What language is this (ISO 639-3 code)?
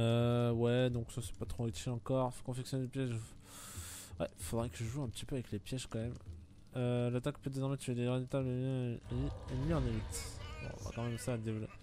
fra